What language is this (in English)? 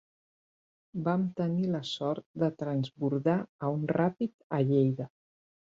Catalan